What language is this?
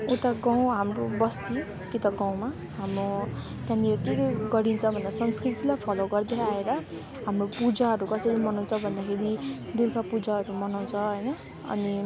Nepali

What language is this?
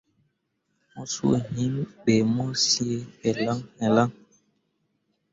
Mundang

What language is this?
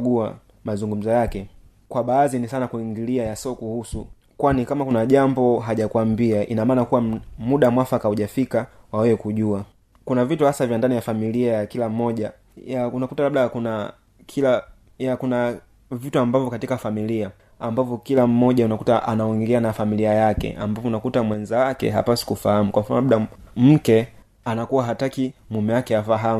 Swahili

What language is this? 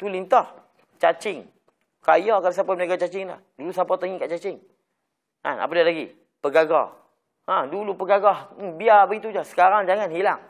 Malay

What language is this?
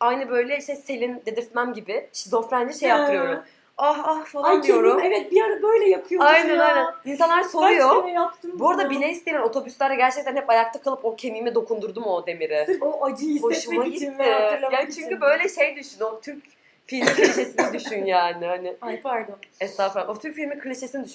Turkish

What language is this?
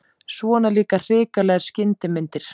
Icelandic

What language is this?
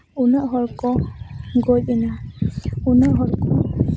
Santali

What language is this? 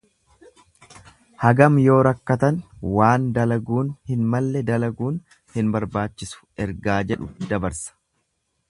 Oromo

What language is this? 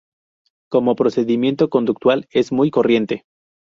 Spanish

